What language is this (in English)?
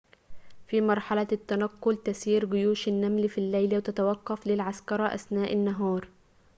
Arabic